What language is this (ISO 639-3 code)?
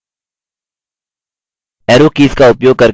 hin